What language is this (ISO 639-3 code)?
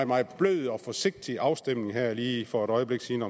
dan